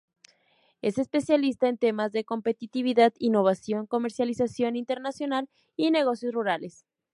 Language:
Spanish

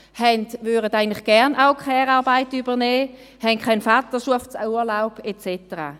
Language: Swiss German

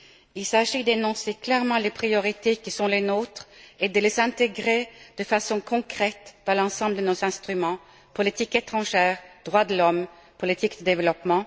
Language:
French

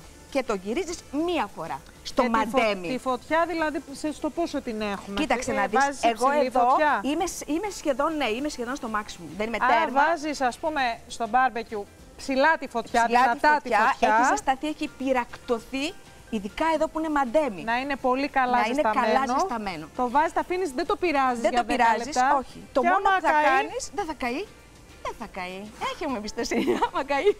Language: Greek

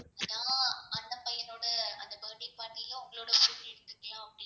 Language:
Tamil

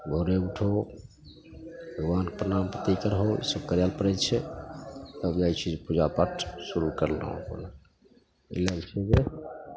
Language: Maithili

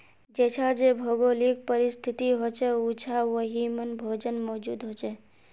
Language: Magahi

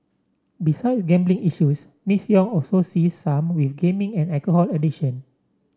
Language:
English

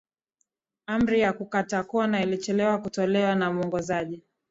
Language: Swahili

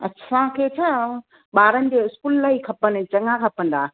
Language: Sindhi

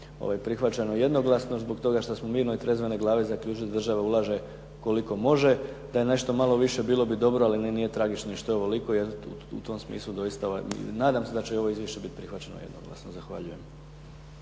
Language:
Croatian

